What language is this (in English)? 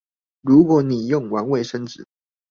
Chinese